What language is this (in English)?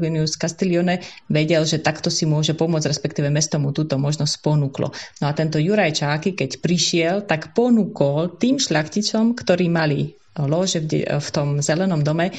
Slovak